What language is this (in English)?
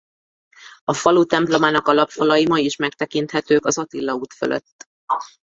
Hungarian